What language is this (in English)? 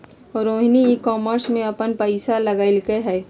Magahi